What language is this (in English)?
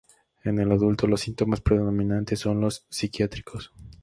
Spanish